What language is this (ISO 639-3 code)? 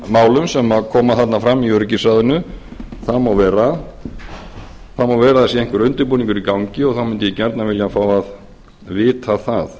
isl